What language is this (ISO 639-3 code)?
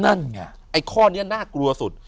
tha